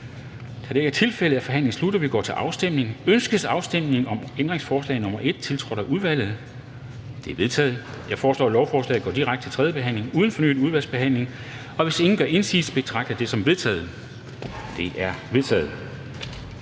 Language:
Danish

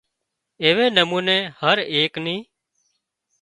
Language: Wadiyara Koli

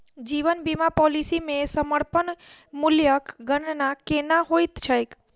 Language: Maithili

